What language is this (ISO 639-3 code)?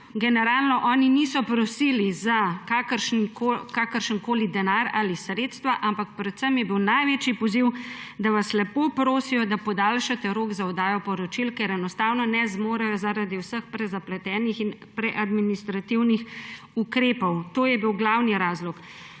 slv